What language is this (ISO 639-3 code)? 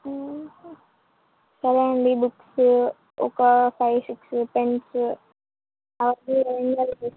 tel